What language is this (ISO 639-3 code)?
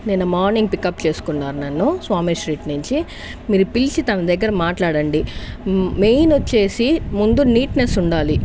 tel